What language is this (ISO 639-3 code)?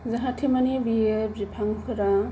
brx